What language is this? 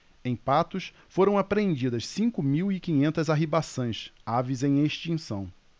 Portuguese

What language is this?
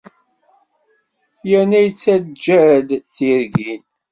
Kabyle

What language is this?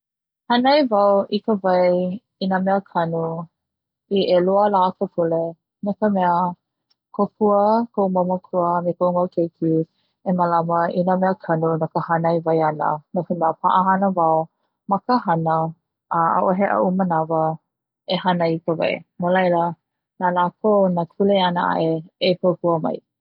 Hawaiian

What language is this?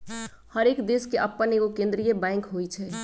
Magahi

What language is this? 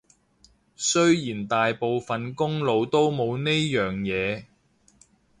Cantonese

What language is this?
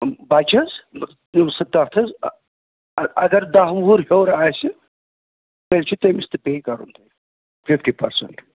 Kashmiri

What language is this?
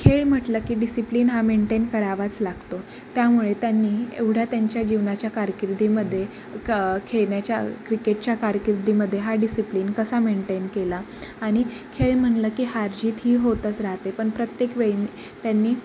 Marathi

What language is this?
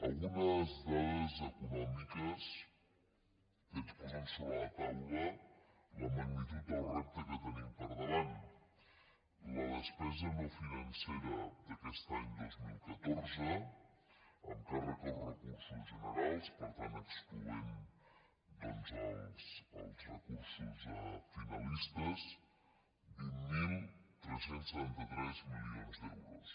Catalan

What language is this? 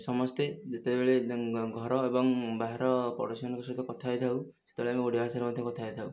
Odia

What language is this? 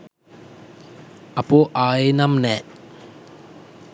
Sinhala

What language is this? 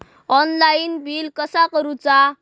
Marathi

